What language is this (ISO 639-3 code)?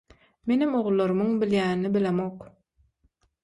tuk